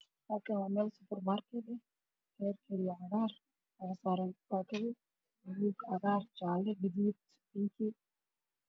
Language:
Somali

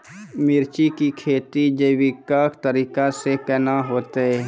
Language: Maithili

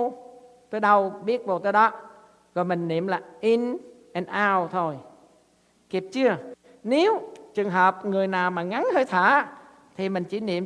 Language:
Vietnamese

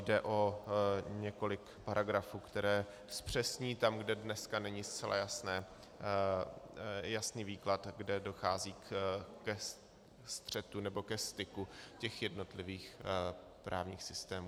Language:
Czech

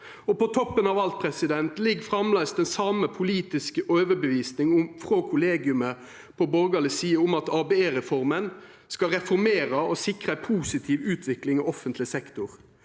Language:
Norwegian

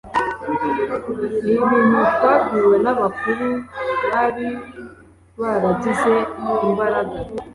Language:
Kinyarwanda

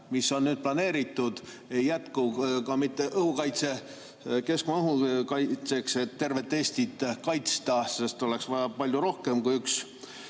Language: Estonian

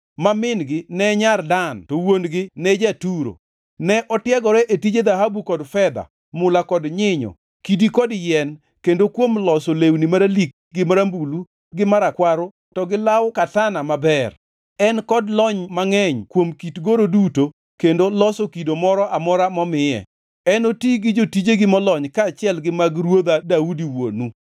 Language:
Luo (Kenya and Tanzania)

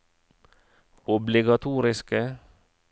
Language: Norwegian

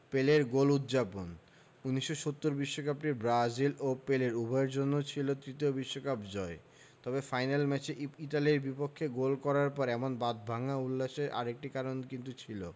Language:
Bangla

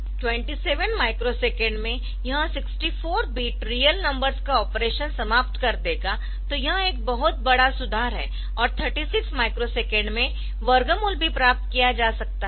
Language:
Hindi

